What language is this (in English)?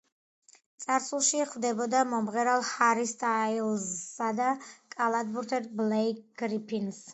Georgian